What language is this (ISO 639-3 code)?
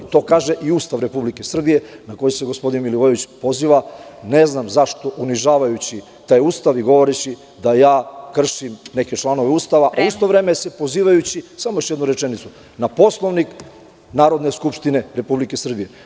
srp